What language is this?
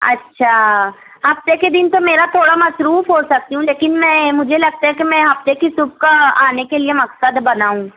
Urdu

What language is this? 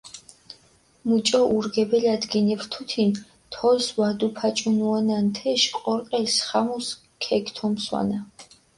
Mingrelian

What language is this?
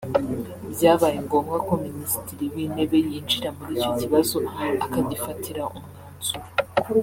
Kinyarwanda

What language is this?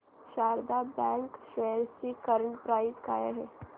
Marathi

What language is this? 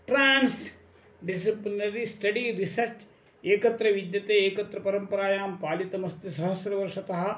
Sanskrit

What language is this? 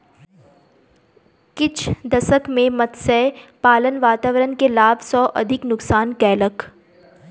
Maithili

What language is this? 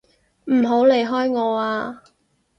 Cantonese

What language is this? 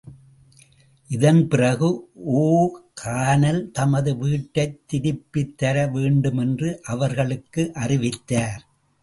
Tamil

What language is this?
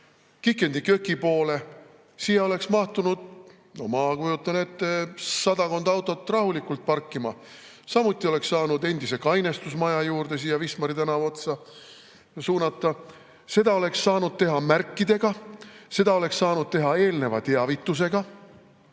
Estonian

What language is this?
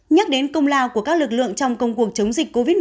Vietnamese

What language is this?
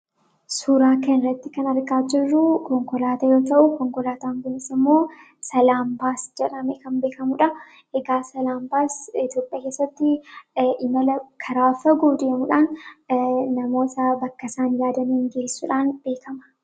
Oromo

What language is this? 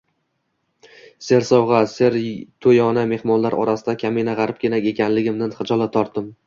Uzbek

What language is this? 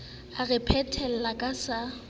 Southern Sotho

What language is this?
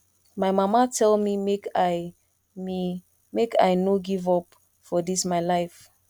Nigerian Pidgin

